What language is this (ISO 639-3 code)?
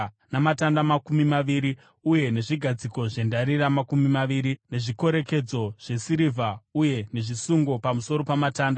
sna